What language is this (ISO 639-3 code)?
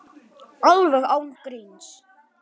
isl